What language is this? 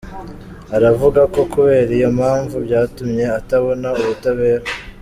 Kinyarwanda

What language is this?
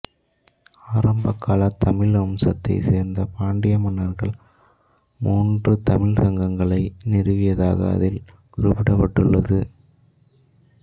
Tamil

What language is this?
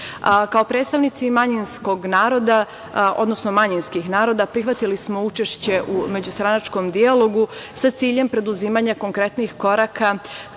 Serbian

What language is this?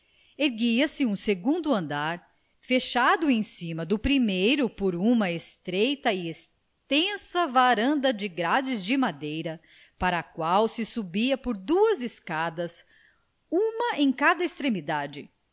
Portuguese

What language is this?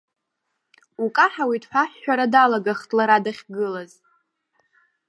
Abkhazian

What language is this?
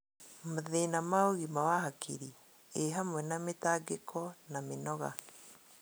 Kikuyu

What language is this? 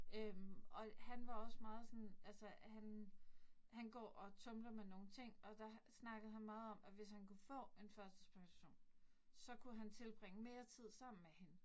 Danish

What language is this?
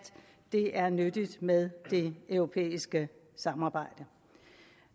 Danish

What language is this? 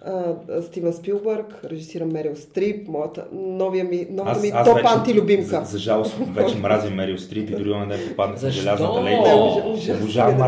Bulgarian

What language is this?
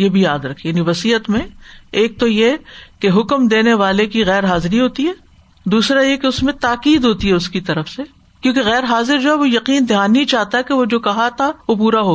Urdu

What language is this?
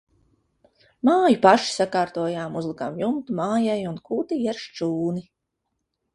Latvian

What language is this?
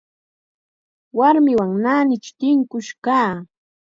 Chiquián Ancash Quechua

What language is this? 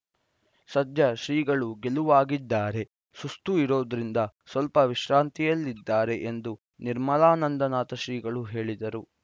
Kannada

